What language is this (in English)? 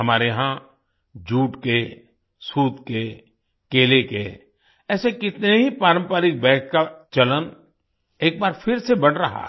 Hindi